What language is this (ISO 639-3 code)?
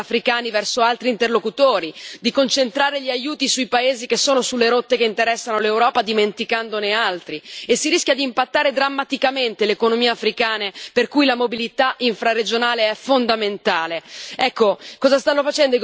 ita